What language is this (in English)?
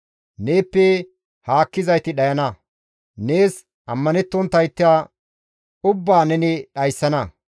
Gamo